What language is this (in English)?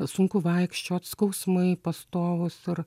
Lithuanian